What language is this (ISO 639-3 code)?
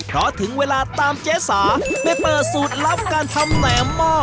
tha